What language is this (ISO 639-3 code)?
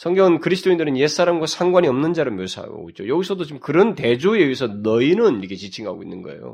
kor